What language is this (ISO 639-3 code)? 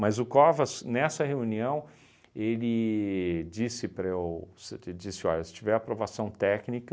por